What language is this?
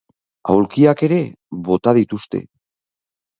Basque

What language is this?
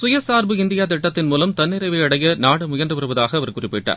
Tamil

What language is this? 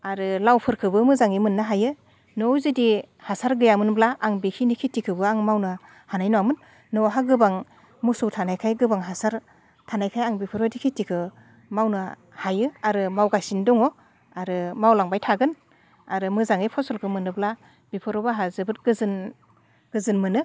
Bodo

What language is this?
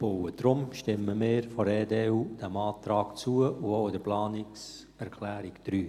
Swiss German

